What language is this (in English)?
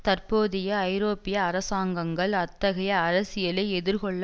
Tamil